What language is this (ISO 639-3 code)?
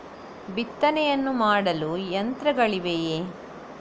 kan